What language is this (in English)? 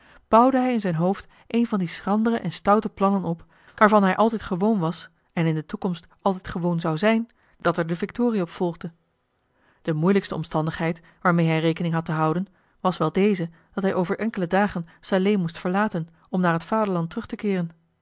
Dutch